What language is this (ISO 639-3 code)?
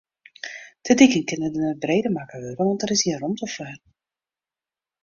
fry